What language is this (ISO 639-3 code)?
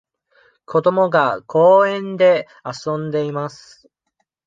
jpn